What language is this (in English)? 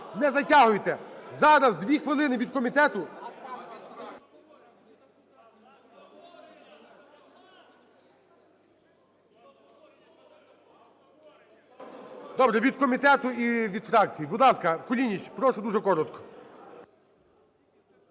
Ukrainian